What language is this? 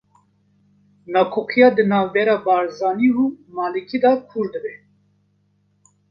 Kurdish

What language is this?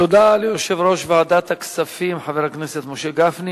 Hebrew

